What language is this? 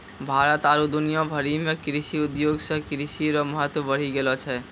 Maithili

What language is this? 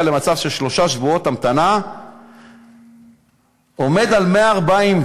Hebrew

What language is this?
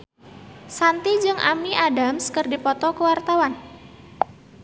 Sundanese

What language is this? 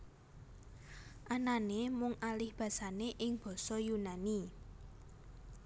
Javanese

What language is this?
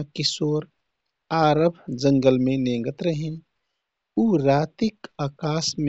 Kathoriya Tharu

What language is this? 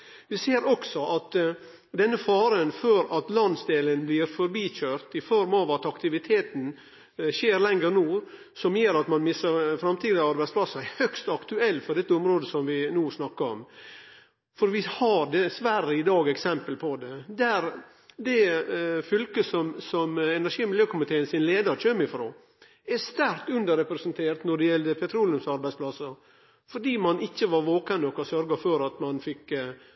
Norwegian Nynorsk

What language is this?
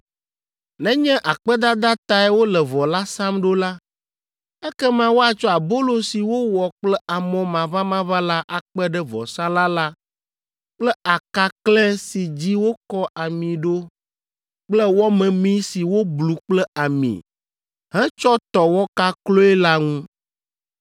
Ewe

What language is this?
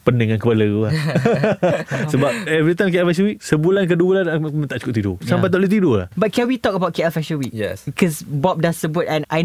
Malay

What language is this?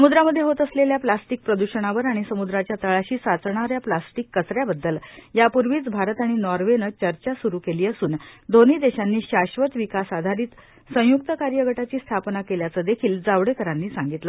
Marathi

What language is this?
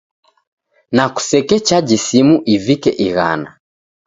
Taita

